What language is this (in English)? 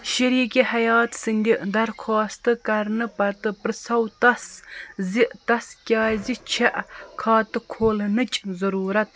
Kashmiri